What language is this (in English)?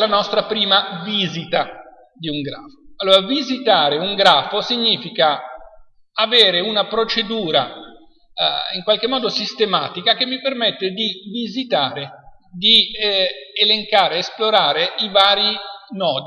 Italian